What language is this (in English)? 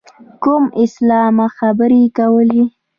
Pashto